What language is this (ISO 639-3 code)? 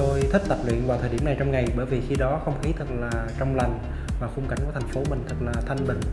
vie